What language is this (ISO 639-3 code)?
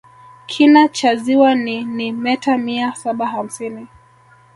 swa